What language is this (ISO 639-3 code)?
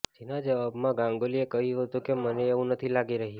guj